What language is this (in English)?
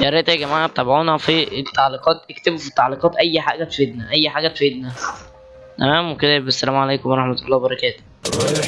Arabic